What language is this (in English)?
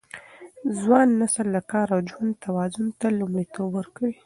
Pashto